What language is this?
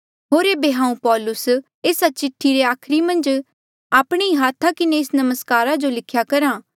Mandeali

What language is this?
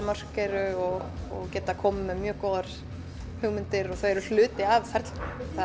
Icelandic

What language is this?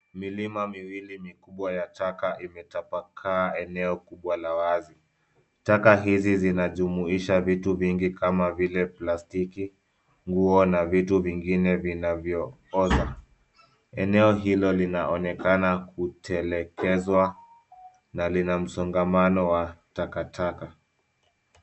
Swahili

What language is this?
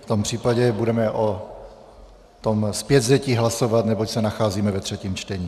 Czech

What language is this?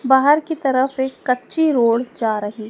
Hindi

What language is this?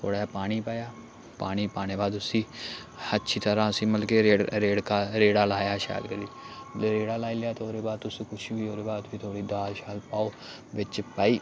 Dogri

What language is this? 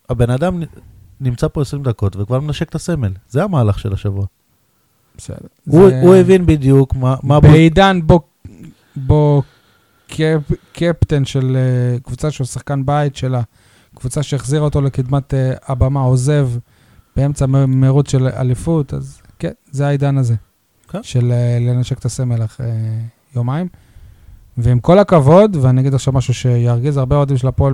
Hebrew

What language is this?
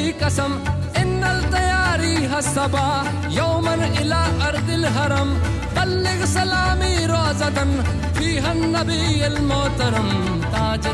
Punjabi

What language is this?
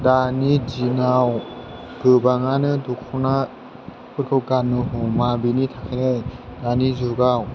Bodo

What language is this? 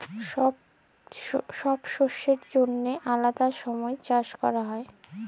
Bangla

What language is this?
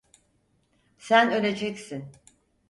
Turkish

